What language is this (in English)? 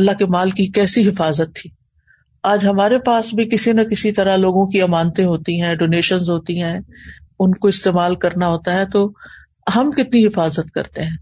Urdu